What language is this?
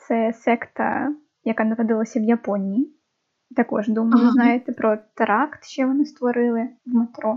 Ukrainian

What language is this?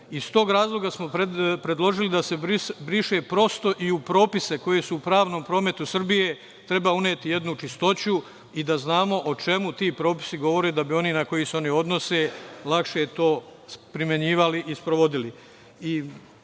Serbian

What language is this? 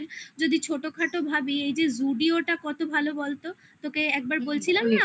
Bangla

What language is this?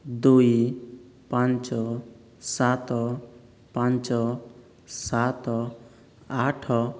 Odia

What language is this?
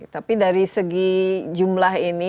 Indonesian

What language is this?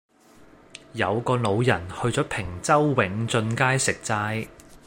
Cantonese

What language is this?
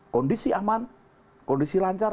Indonesian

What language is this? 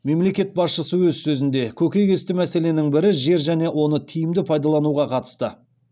Kazakh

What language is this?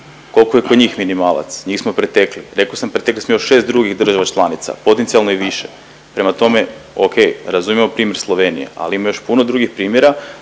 Croatian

